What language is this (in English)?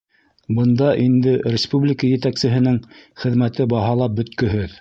Bashkir